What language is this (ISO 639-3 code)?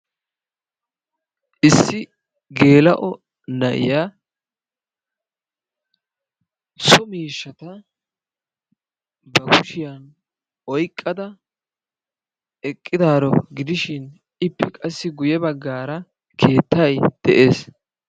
wal